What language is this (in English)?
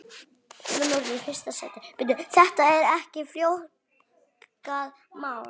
Icelandic